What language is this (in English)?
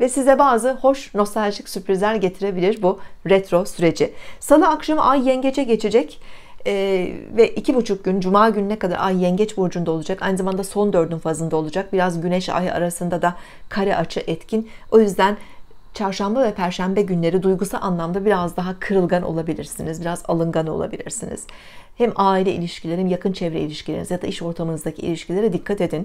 Turkish